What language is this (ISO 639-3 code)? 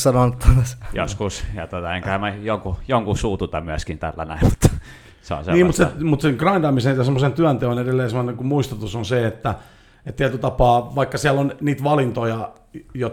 fin